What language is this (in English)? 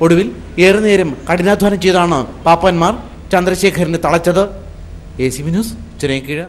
Malayalam